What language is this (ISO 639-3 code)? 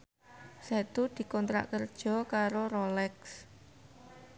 jav